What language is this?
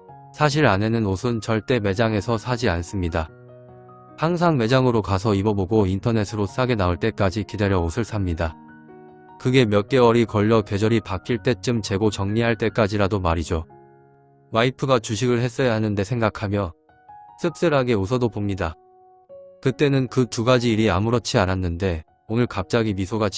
Korean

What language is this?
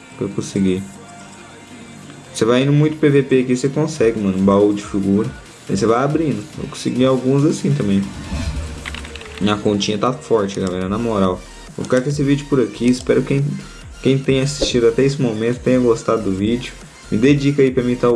Portuguese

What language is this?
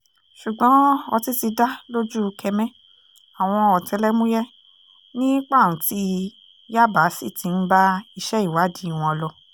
Yoruba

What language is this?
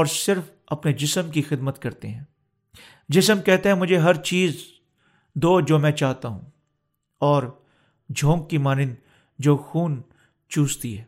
Urdu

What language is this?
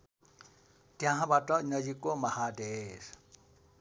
Nepali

